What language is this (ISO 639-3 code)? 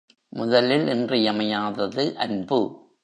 tam